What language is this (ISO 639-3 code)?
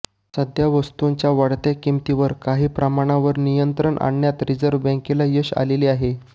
mar